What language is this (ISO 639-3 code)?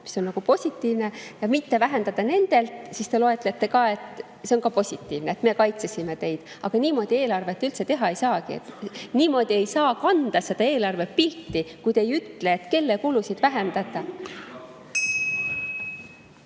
est